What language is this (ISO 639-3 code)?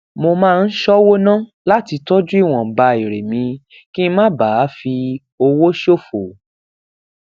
yor